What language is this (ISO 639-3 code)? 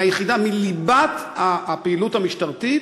heb